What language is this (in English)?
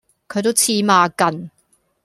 Cantonese